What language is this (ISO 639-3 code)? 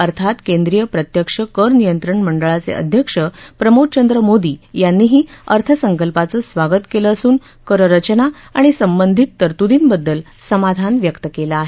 mar